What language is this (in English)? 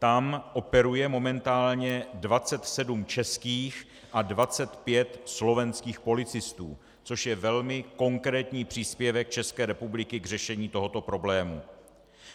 Czech